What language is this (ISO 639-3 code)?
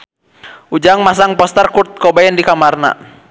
sun